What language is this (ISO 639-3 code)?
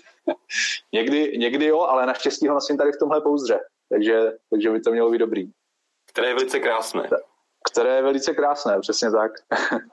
ces